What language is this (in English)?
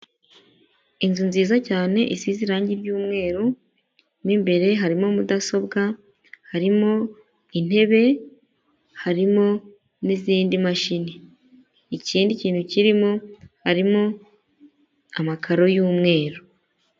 Kinyarwanda